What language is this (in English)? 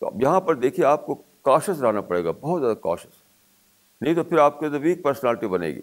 Urdu